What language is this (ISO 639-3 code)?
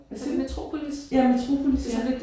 dan